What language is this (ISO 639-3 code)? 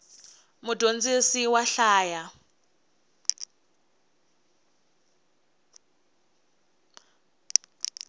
tso